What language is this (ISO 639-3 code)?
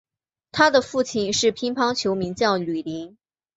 zho